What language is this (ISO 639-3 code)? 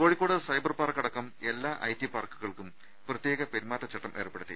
mal